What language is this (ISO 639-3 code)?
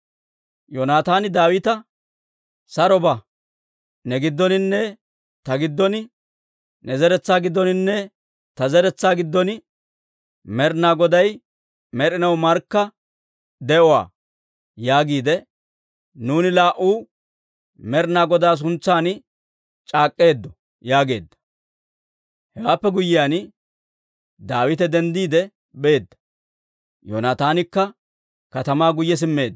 dwr